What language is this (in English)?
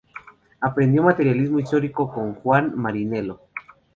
Spanish